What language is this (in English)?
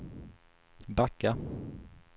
Swedish